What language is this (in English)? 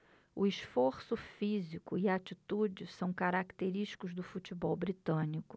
Portuguese